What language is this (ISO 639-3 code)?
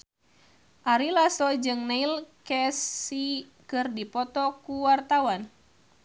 sun